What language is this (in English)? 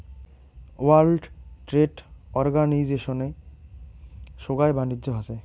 Bangla